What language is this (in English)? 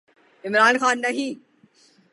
Urdu